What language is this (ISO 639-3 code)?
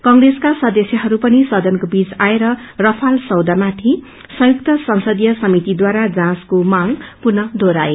nep